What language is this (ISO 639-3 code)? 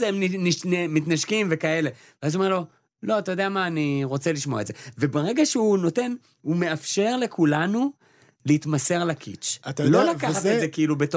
heb